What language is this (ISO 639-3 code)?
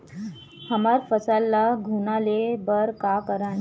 hne